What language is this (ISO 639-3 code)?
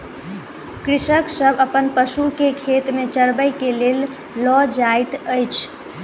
mai